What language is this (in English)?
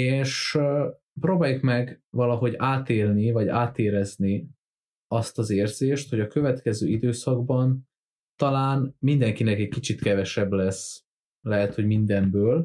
Hungarian